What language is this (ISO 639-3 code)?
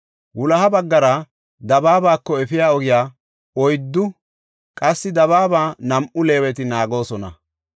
gof